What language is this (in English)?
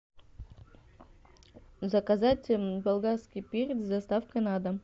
Russian